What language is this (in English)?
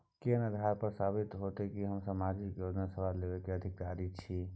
Maithili